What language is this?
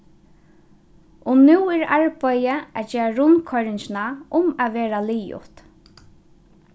Faroese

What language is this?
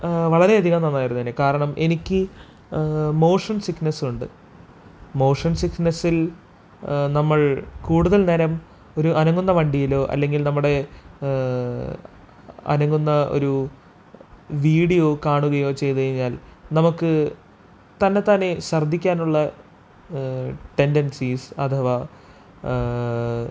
Malayalam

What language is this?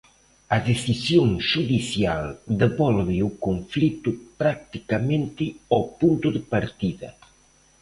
Galician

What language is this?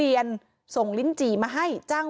Thai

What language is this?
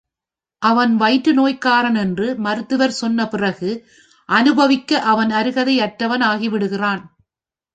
Tamil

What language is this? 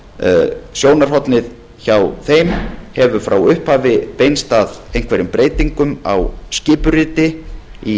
Icelandic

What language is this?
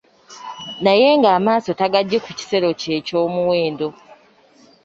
Ganda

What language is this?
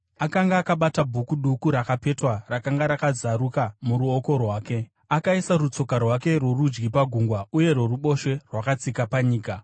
Shona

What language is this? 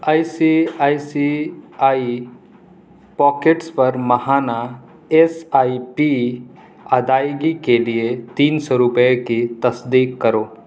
Urdu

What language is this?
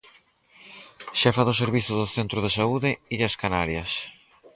Galician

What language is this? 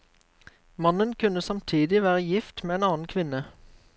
Norwegian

